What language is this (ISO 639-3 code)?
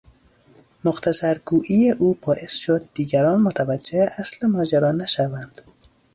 fas